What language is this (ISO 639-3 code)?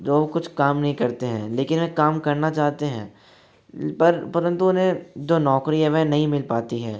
hin